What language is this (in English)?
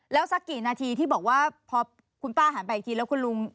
Thai